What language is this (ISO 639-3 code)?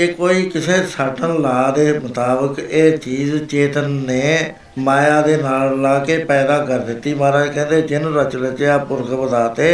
pan